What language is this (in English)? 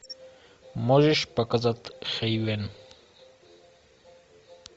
Russian